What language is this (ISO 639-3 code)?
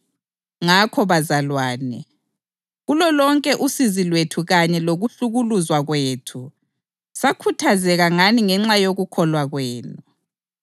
nde